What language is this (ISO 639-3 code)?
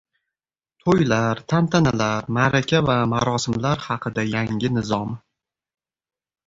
uzb